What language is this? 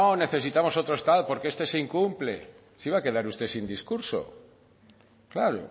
Spanish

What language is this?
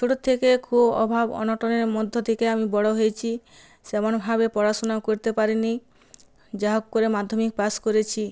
Bangla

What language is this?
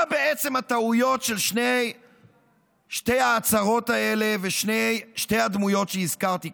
Hebrew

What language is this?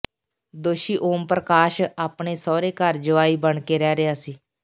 Punjabi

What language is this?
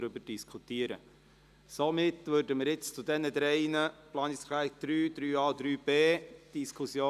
Swiss German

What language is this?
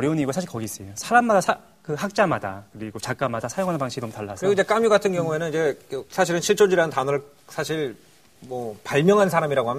Korean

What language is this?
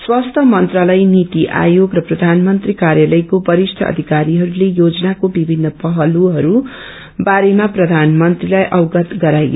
Nepali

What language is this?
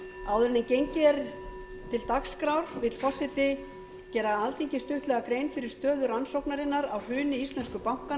Icelandic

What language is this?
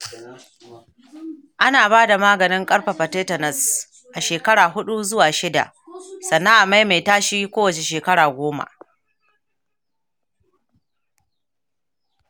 Hausa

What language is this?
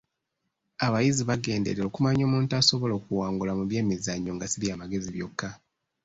Ganda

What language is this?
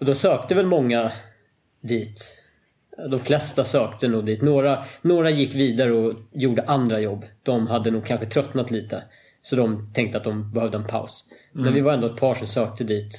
Swedish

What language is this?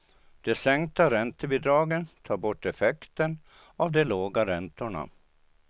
Swedish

